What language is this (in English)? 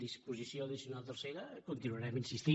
Catalan